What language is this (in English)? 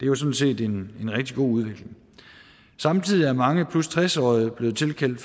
Danish